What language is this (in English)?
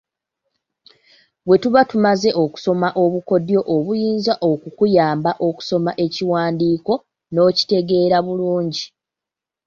Ganda